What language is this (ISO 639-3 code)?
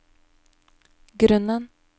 nor